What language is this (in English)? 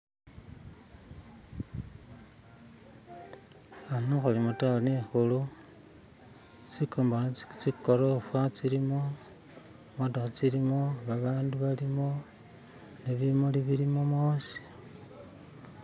Masaaba